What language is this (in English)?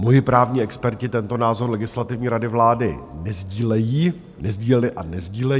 Czech